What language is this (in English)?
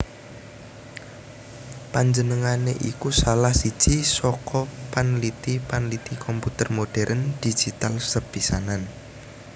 Javanese